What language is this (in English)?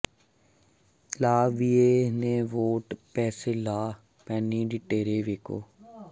Punjabi